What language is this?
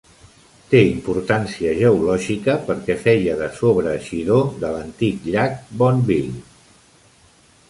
Catalan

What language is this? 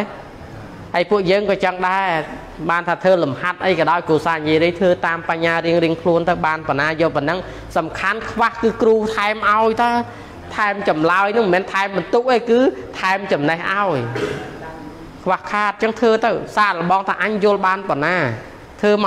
Thai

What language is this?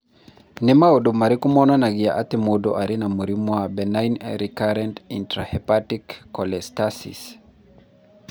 Kikuyu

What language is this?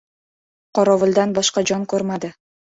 Uzbek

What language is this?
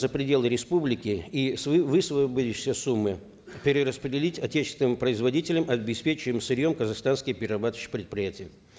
Kazakh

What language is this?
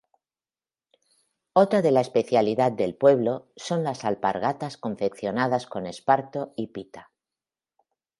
Spanish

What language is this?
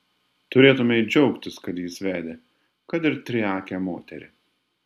Lithuanian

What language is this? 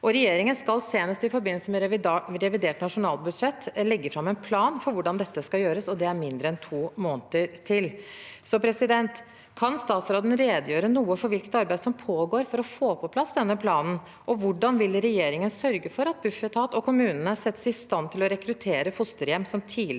Norwegian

